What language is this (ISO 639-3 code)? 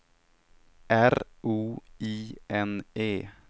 swe